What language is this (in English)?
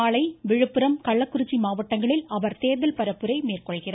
Tamil